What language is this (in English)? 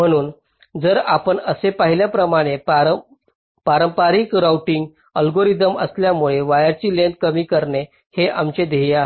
Marathi